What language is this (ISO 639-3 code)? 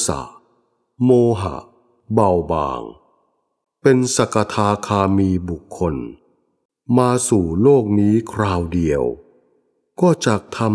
tha